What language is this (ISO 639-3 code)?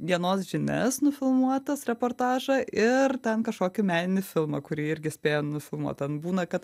lit